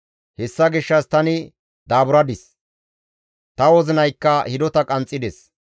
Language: Gamo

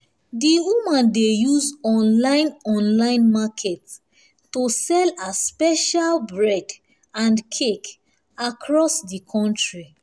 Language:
Nigerian Pidgin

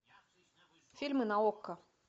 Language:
Russian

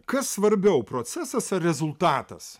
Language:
Lithuanian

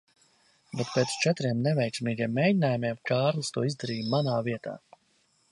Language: Latvian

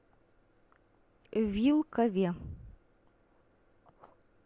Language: Russian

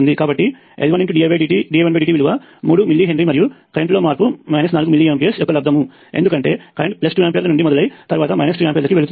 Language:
Telugu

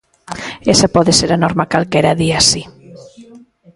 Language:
Galician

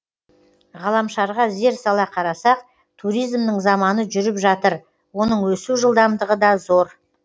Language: Kazakh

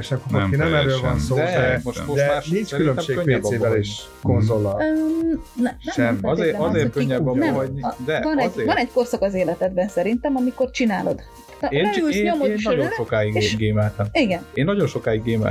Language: Hungarian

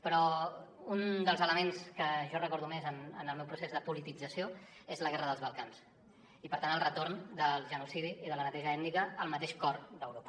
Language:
Catalan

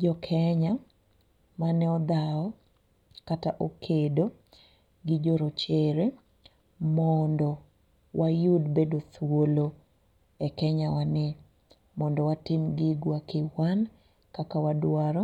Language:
Luo (Kenya and Tanzania)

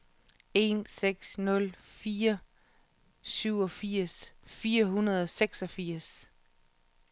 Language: Danish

